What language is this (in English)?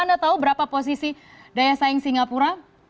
Indonesian